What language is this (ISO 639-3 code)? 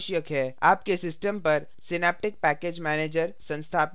hin